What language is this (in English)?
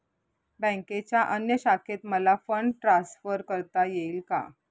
Marathi